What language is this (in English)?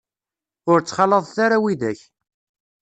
Kabyle